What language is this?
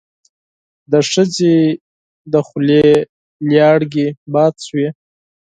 Pashto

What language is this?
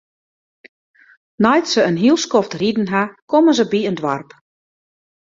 Western Frisian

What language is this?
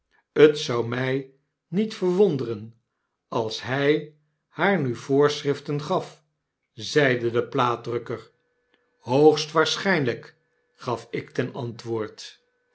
Dutch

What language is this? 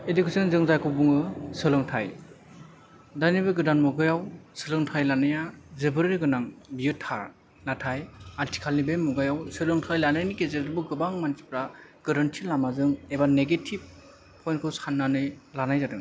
Bodo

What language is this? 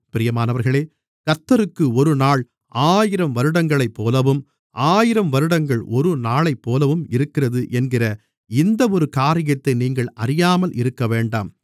Tamil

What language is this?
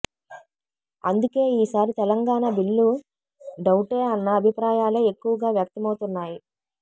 Telugu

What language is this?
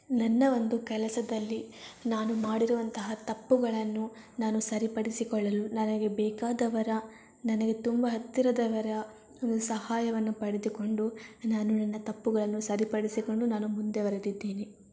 Kannada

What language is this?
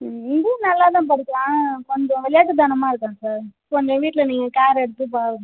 Tamil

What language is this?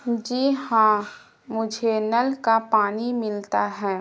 Urdu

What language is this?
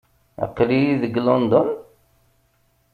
Kabyle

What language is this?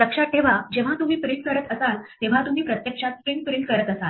Marathi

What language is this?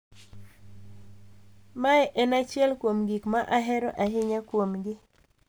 Luo (Kenya and Tanzania)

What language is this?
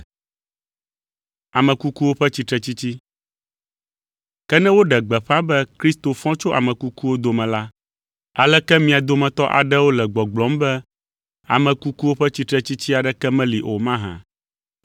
Ewe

